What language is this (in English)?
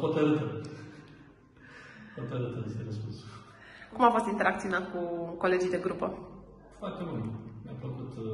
Romanian